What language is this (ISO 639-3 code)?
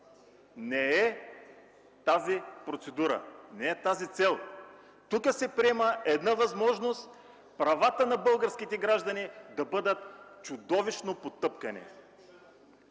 bul